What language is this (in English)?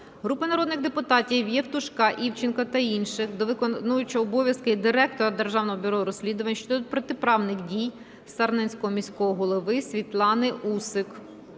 Ukrainian